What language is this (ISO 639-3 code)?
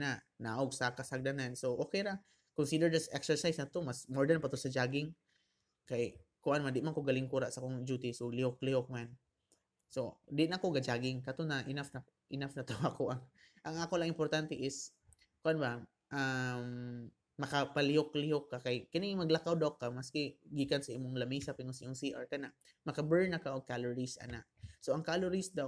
fil